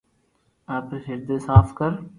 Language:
Loarki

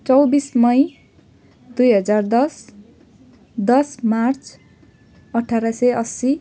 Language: Nepali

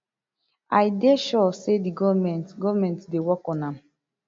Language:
Nigerian Pidgin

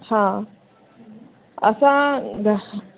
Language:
Sindhi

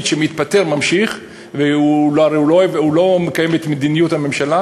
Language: Hebrew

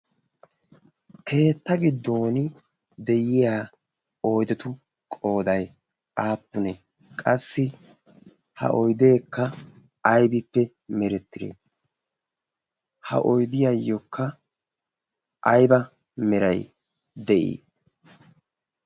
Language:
Wolaytta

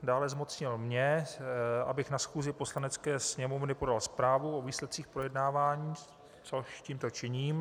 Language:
Czech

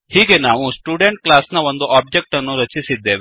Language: Kannada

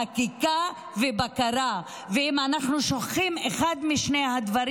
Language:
Hebrew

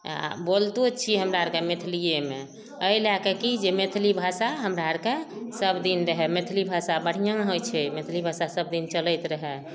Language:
Maithili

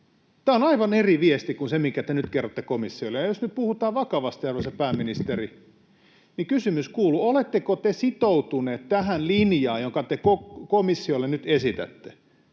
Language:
Finnish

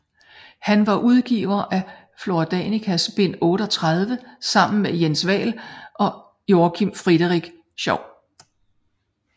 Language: Danish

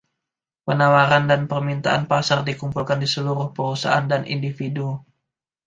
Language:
Indonesian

